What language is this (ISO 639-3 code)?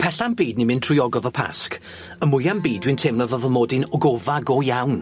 cym